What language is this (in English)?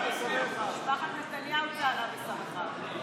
Hebrew